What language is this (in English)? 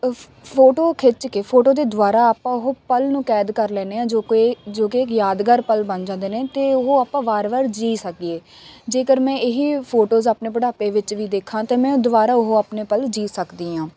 Punjabi